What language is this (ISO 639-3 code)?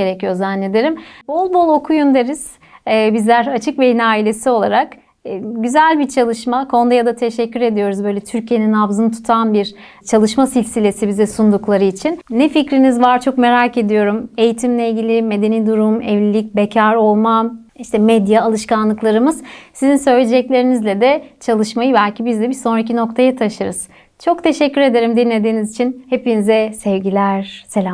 tur